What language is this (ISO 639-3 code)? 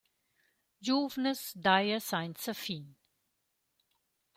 roh